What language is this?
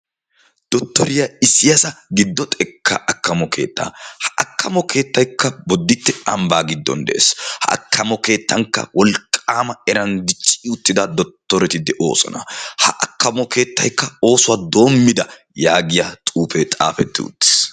Wolaytta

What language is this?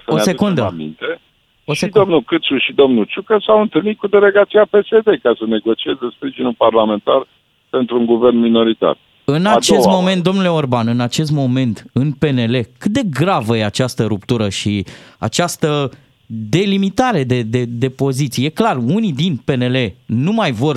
Romanian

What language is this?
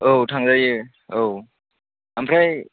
Bodo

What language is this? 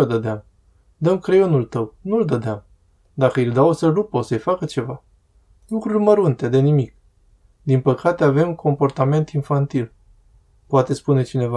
Romanian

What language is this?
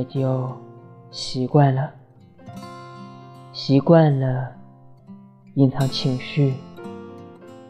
Chinese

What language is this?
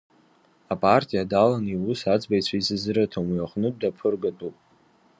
Abkhazian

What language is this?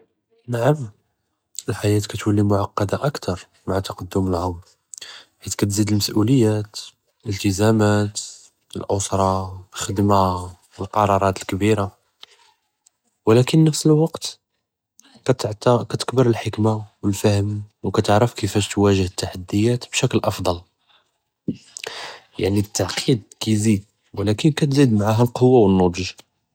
Judeo-Arabic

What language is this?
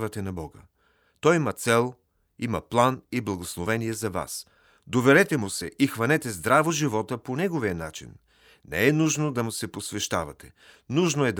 Bulgarian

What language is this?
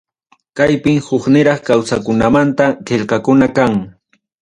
Ayacucho Quechua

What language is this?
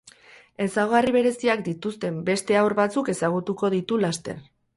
Basque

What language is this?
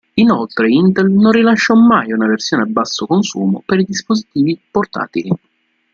Italian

